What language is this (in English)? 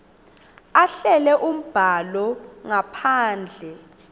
Swati